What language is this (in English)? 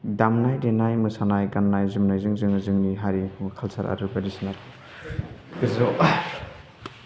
Bodo